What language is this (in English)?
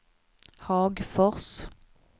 Swedish